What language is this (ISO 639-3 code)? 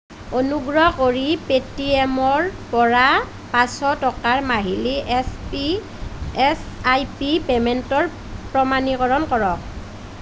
asm